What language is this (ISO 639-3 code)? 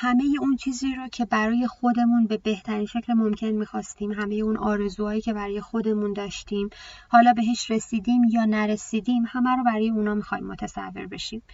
fas